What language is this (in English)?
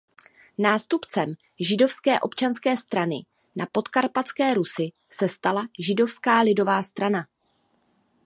Czech